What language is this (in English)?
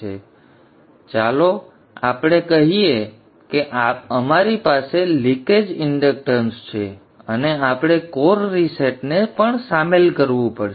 Gujarati